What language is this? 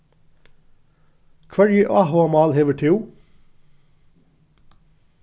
Faroese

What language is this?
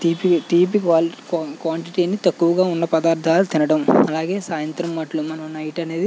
Telugu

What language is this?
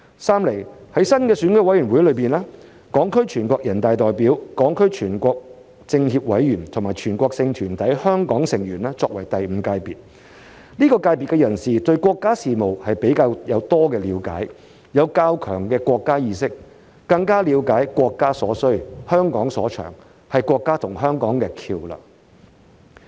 Cantonese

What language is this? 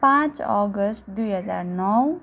Nepali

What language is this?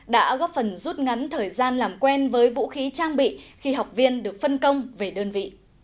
Vietnamese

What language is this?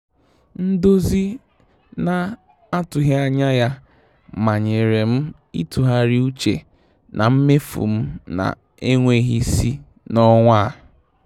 Igbo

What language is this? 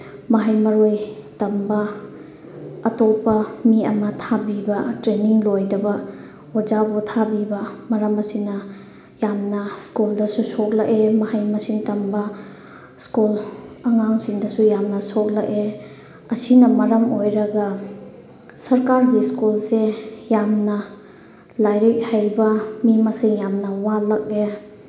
Manipuri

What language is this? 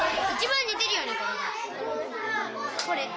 Japanese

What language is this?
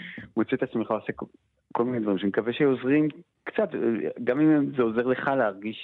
Hebrew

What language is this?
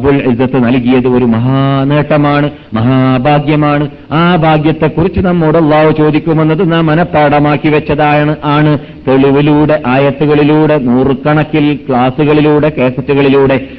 Malayalam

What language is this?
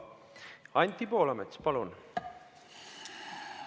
Estonian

